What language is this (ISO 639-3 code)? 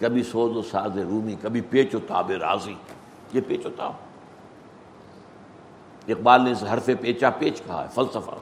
urd